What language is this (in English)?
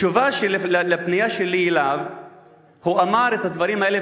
Hebrew